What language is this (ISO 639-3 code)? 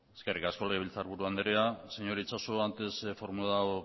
eus